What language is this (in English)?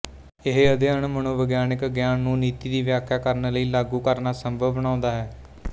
Punjabi